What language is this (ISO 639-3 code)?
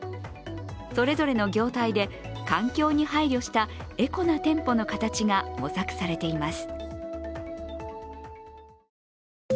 jpn